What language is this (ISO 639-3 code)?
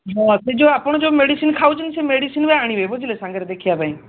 ori